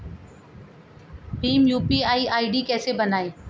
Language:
Hindi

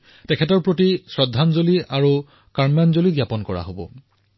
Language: Assamese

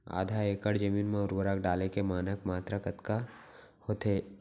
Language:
Chhattisgarhi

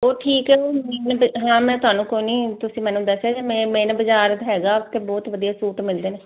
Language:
Punjabi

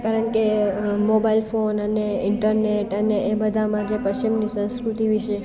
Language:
Gujarati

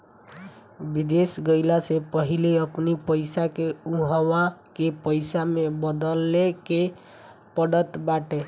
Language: Bhojpuri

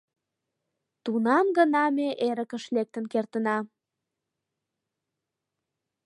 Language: Mari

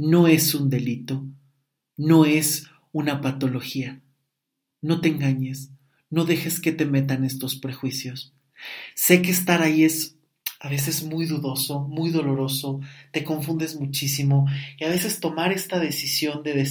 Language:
Spanish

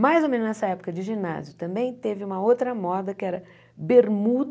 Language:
Portuguese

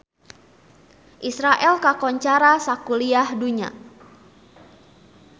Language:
Sundanese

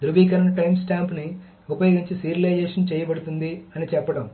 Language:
Telugu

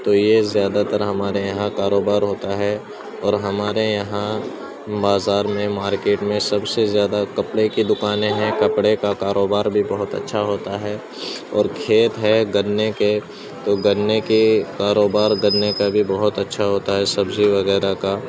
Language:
Urdu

